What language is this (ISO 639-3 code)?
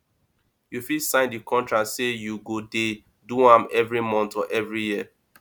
pcm